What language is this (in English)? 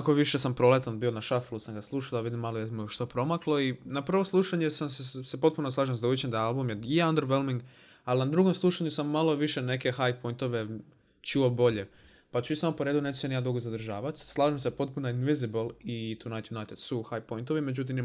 Croatian